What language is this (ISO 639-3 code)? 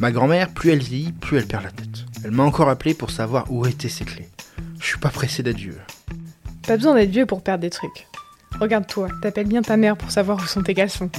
fra